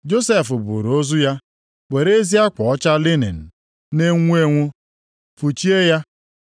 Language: Igbo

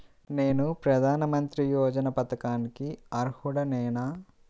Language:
Telugu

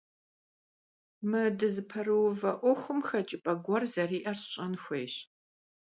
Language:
Kabardian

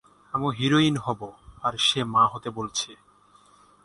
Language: Bangla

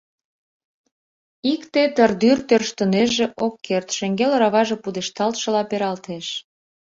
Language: Mari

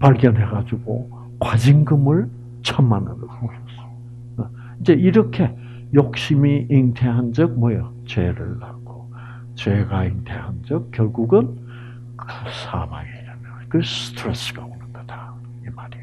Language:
Korean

